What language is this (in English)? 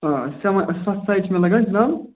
Kashmiri